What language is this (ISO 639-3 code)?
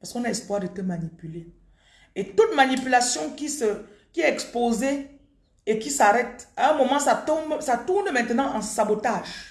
fra